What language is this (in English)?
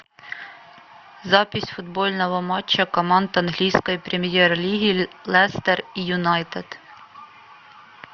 Russian